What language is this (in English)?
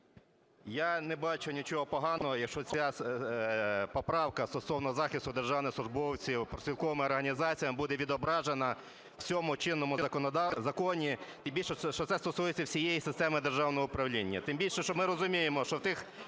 Ukrainian